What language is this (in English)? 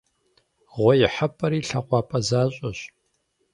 Kabardian